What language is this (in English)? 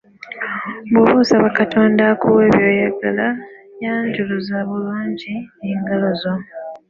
Ganda